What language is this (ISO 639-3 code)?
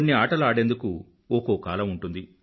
tel